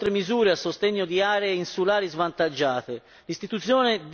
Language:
Italian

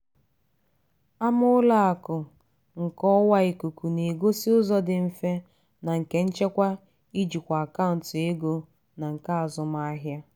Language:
Igbo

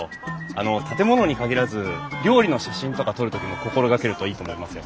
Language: Japanese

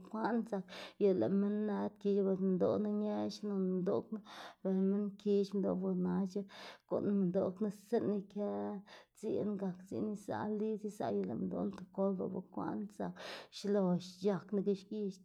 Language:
Xanaguía Zapotec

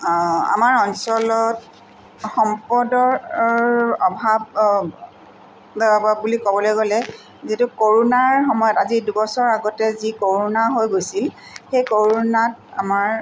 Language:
Assamese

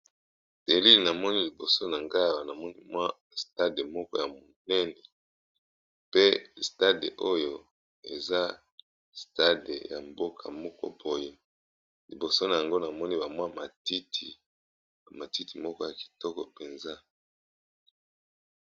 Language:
Lingala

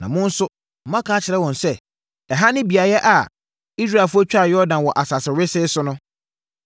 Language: Akan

